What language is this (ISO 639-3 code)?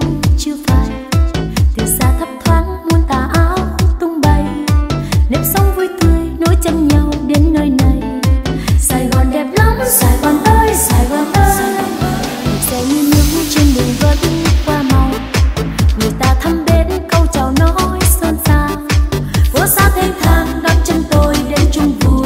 vie